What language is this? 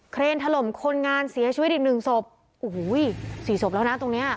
Thai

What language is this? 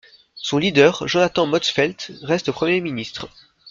French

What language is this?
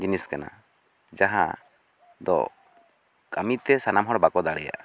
Santali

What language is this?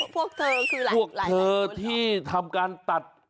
Thai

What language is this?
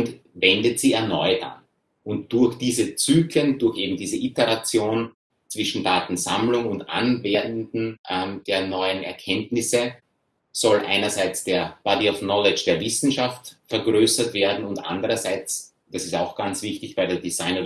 German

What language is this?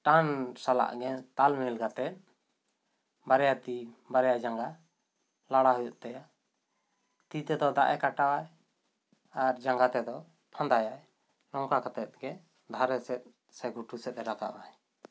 Santali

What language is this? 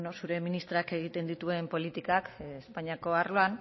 Basque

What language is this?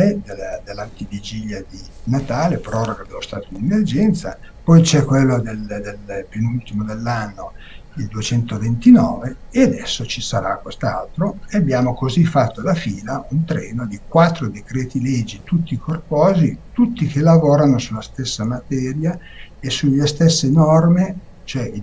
Italian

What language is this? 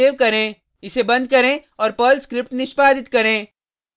Hindi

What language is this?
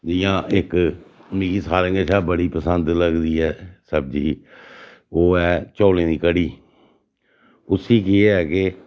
Dogri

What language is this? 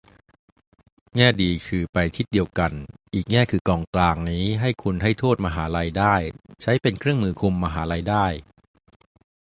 Thai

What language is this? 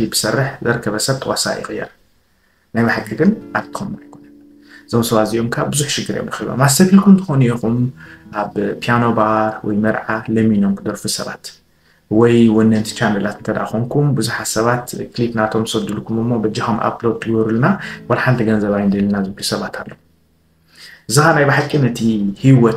Arabic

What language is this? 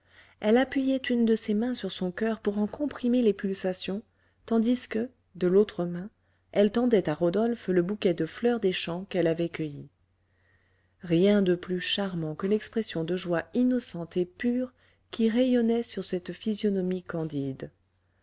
French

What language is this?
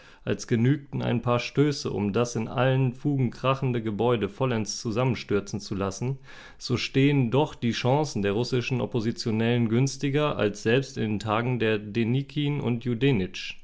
German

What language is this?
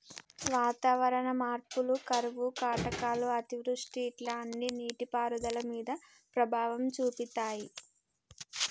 Telugu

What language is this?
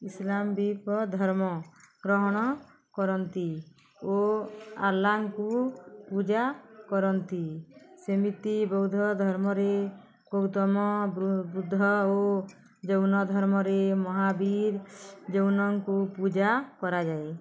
Odia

